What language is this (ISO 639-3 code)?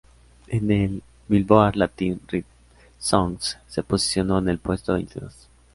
spa